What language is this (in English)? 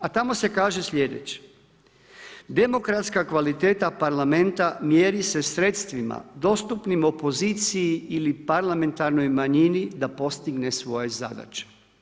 Croatian